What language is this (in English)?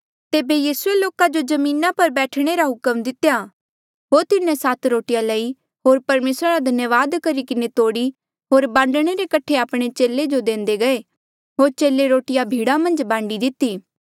Mandeali